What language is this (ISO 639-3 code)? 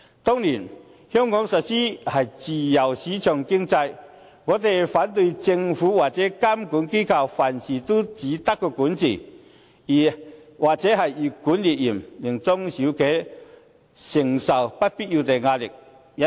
yue